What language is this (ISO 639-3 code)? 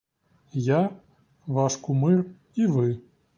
ukr